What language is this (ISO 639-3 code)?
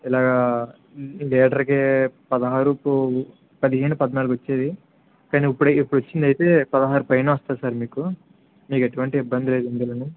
tel